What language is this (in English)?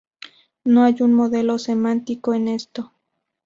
Spanish